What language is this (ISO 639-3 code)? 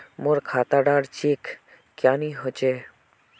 mag